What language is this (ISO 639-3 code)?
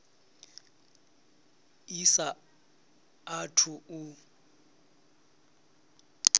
ven